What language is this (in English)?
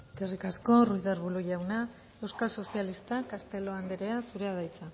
Basque